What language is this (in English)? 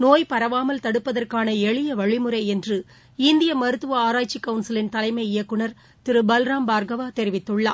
Tamil